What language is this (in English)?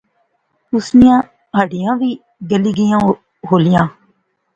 Pahari-Potwari